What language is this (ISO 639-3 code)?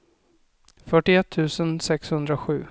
swe